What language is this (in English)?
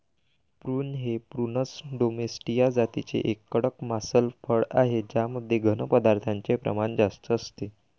Marathi